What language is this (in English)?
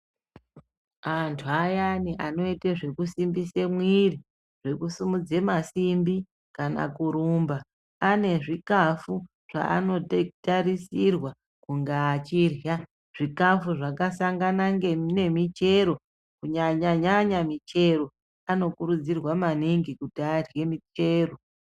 Ndau